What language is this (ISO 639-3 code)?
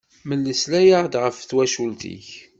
kab